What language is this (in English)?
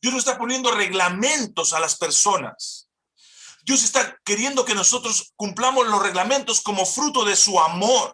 Spanish